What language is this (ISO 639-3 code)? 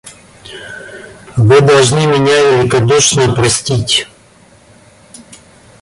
rus